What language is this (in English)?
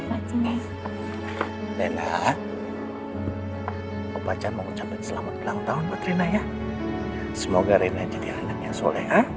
Indonesian